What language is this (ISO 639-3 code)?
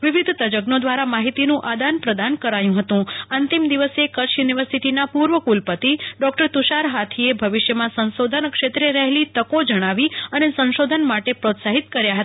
guj